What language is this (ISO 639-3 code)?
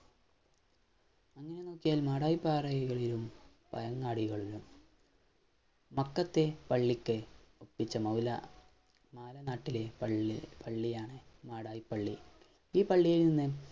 mal